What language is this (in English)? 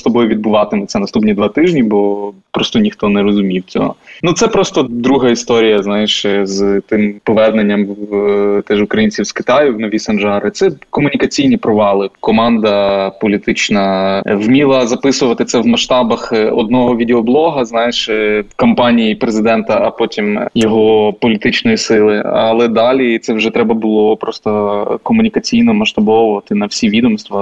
Ukrainian